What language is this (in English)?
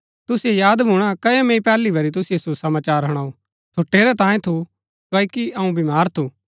Gaddi